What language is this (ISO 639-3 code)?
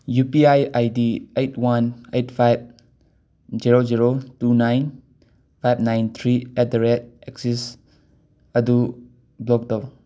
mni